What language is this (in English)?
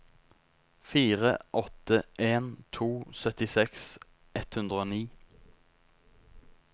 Norwegian